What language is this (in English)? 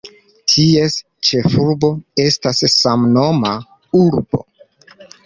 Esperanto